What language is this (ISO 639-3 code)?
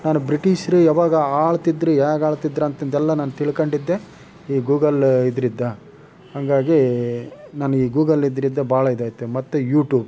kan